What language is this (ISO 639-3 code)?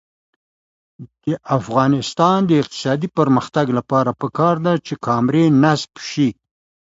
pus